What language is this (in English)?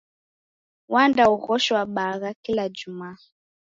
Taita